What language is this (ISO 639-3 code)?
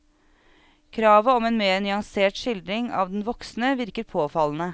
nor